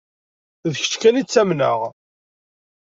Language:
Kabyle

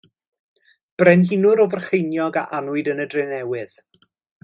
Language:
Welsh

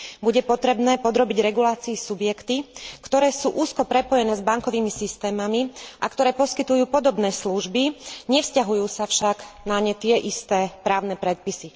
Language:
Slovak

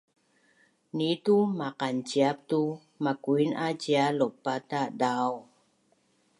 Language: Bunun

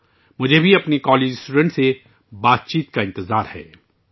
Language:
Urdu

